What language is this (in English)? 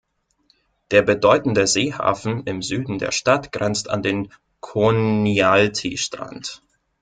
German